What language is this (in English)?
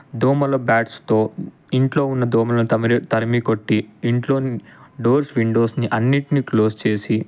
Telugu